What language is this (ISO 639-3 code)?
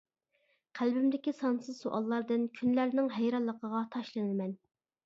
uig